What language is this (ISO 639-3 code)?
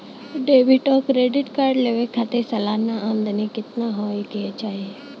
bho